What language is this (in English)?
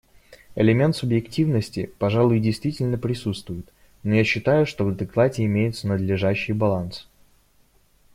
Russian